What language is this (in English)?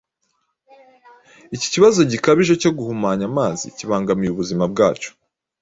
Kinyarwanda